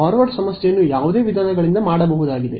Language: Kannada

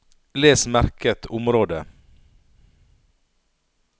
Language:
Norwegian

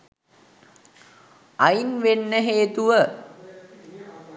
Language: Sinhala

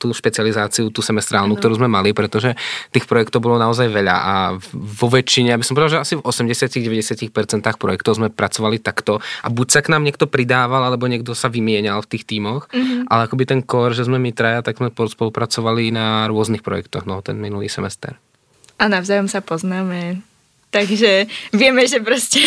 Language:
Czech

